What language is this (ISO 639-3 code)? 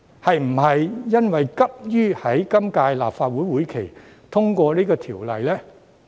yue